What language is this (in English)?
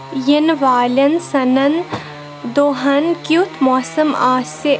Kashmiri